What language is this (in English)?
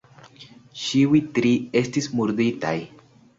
Esperanto